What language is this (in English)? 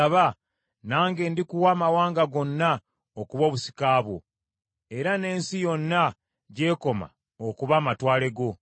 Ganda